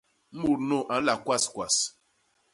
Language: Basaa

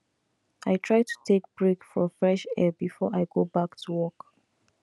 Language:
Nigerian Pidgin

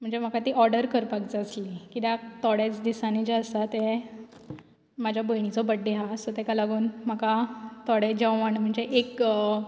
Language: Konkani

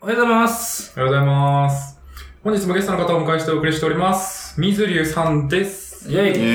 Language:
Japanese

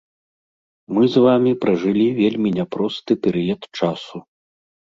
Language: Belarusian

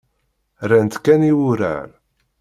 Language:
Kabyle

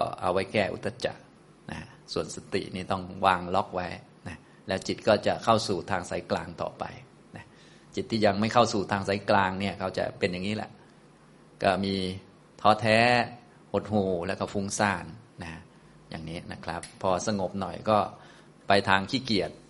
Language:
Thai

